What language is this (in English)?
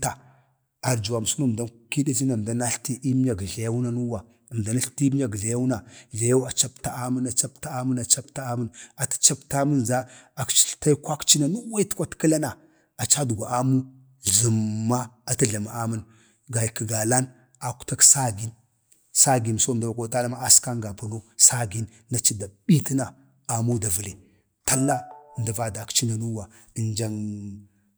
Bade